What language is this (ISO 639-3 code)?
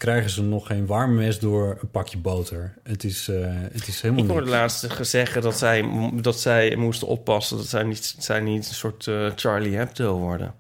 nld